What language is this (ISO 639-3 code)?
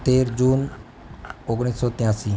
guj